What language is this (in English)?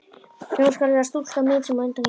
Icelandic